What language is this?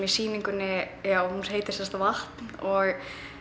Icelandic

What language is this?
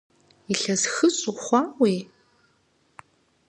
Kabardian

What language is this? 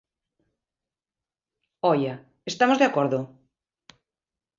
Galician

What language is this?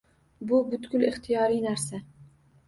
Uzbek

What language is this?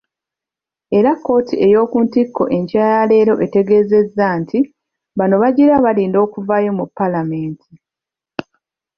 Ganda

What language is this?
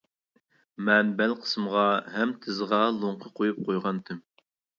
Uyghur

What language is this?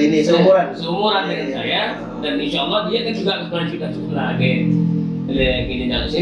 Indonesian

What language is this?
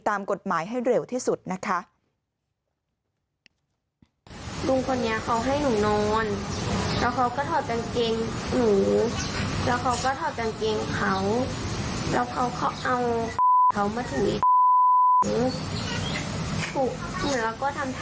Thai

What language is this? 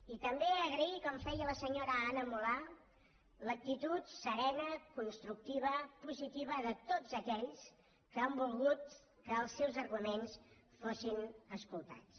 Catalan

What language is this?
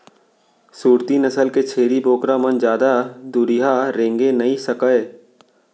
Chhattisgarhi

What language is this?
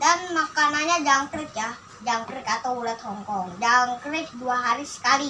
Indonesian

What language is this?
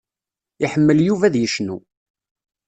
Kabyle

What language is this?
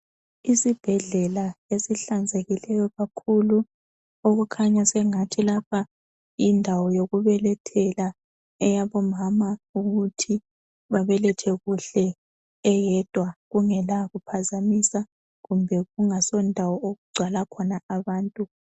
North Ndebele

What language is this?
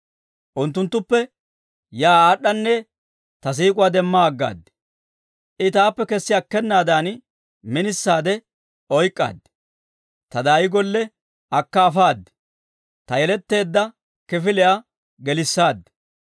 Dawro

